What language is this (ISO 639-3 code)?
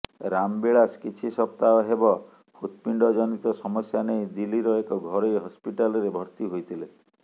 ori